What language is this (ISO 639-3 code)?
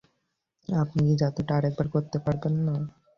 ben